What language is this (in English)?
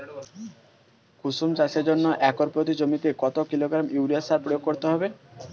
Bangla